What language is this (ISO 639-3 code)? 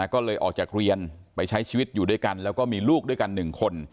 tha